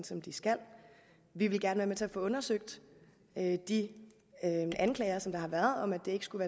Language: Danish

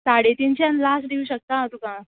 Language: Konkani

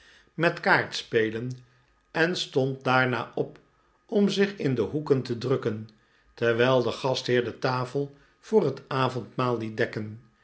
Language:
Dutch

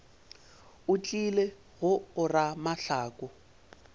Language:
Northern Sotho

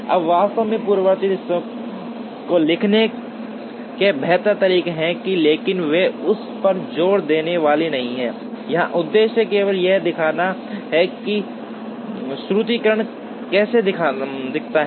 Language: Hindi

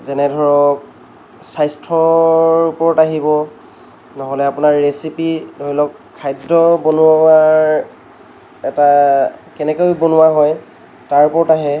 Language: Assamese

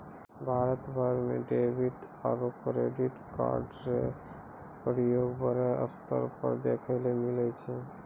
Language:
Maithili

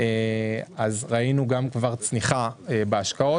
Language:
Hebrew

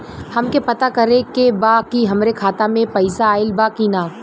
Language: Bhojpuri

